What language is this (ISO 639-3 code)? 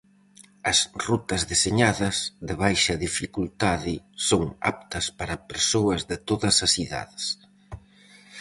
glg